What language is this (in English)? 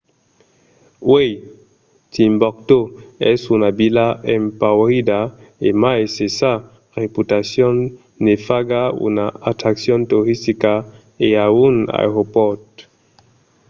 Occitan